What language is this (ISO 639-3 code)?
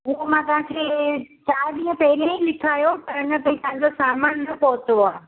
snd